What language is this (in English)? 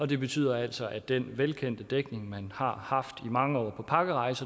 Danish